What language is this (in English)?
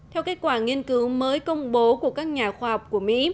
Vietnamese